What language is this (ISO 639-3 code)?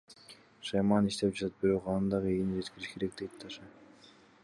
kir